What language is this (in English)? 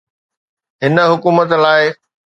Sindhi